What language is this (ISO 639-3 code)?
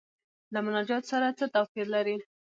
pus